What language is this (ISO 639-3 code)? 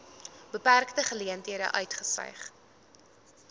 afr